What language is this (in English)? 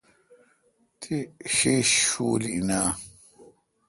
Kalkoti